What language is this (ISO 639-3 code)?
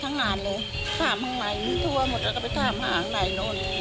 tha